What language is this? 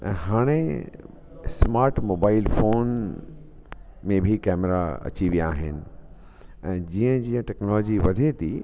Sindhi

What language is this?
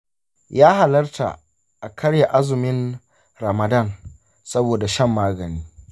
Hausa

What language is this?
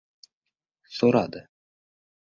Uzbek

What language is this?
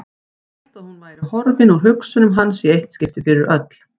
Icelandic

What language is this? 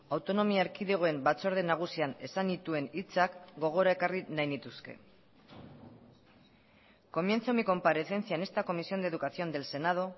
Basque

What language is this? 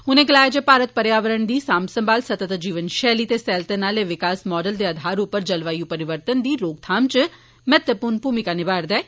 Dogri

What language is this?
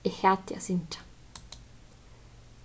Faroese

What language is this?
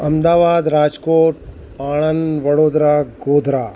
Gujarati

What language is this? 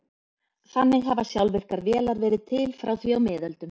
Icelandic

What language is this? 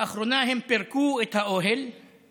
Hebrew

